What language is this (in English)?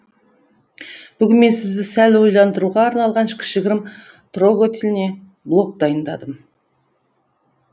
Kazakh